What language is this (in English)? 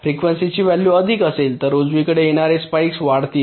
Marathi